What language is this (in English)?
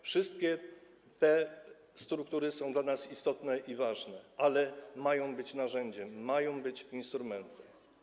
Polish